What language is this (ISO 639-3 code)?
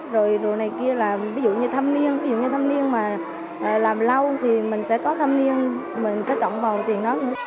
vie